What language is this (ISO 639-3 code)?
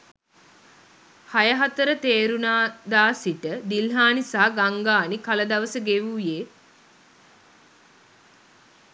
sin